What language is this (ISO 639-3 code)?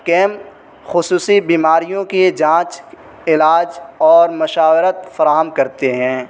urd